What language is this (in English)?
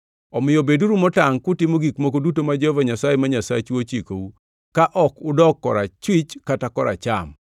Luo (Kenya and Tanzania)